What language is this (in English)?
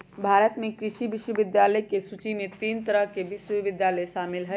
Magahi